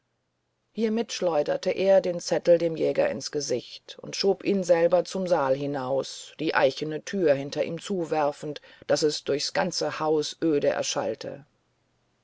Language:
German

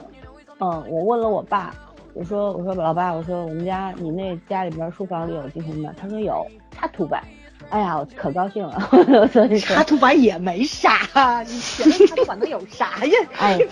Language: Chinese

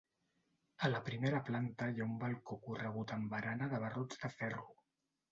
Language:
Catalan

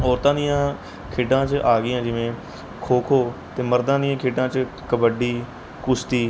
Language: Punjabi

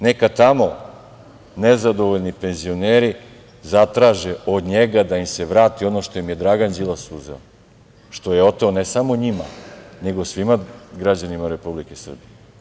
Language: Serbian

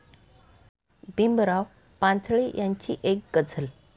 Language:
Marathi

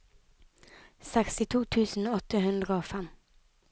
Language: Norwegian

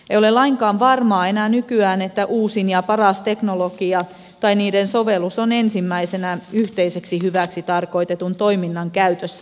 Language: Finnish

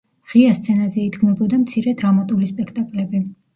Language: Georgian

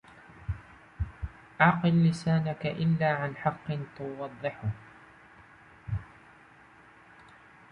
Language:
Arabic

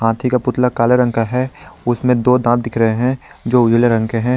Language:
Hindi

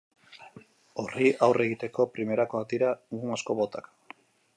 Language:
Basque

